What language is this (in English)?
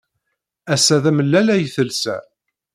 Kabyle